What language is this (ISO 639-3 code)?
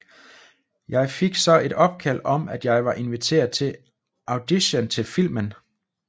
dan